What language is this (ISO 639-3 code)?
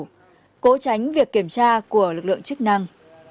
vie